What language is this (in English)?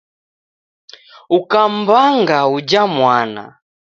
Taita